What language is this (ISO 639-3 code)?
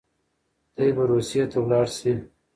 pus